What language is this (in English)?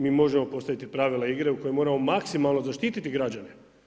Croatian